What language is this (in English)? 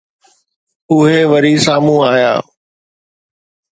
Sindhi